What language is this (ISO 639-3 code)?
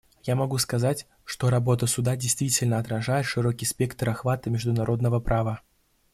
rus